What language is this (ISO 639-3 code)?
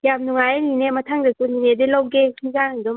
mni